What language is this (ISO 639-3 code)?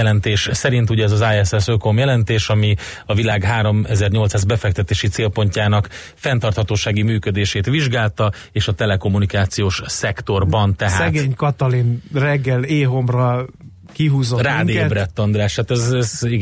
hun